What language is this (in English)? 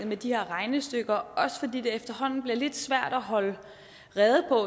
Danish